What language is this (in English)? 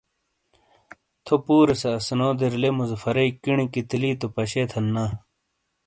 Shina